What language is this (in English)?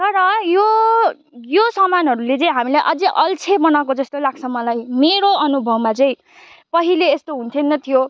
Nepali